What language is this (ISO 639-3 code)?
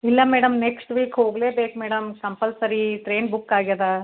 kan